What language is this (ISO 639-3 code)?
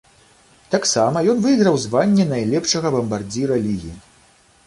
bel